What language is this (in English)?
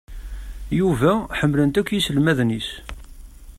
Kabyle